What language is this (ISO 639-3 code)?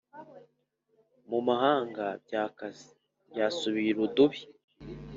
kin